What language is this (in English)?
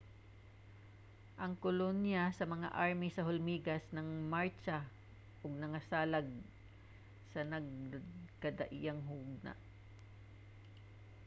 Cebuano